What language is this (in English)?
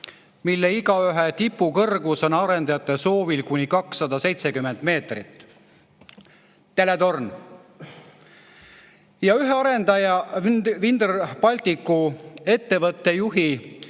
Estonian